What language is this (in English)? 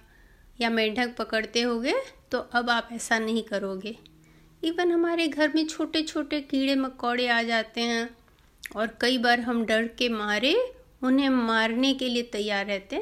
Hindi